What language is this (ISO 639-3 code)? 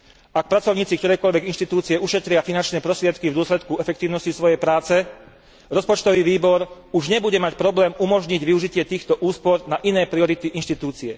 slk